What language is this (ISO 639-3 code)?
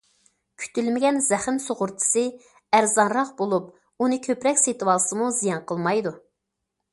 uig